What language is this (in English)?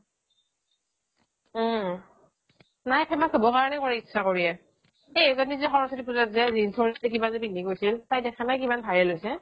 Assamese